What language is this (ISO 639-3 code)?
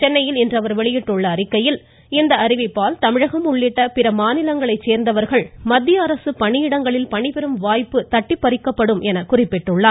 tam